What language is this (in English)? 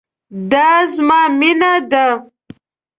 Pashto